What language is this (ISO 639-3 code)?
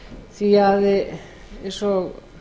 isl